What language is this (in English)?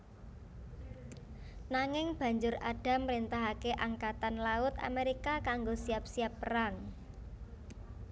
Javanese